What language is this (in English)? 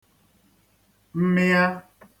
Igbo